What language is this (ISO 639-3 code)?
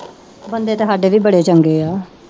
pan